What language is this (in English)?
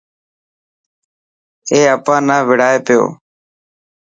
Dhatki